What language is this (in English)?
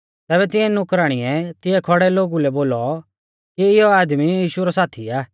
Mahasu Pahari